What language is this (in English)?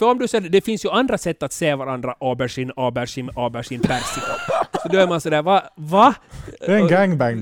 Swedish